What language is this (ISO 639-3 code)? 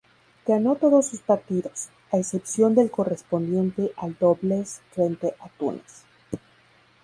spa